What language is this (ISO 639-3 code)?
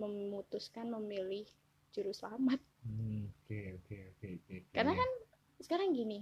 ind